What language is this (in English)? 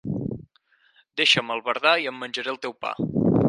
Catalan